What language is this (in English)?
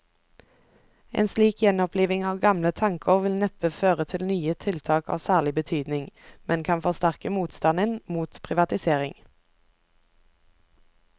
Norwegian